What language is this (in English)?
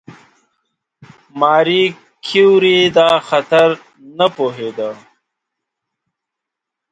Pashto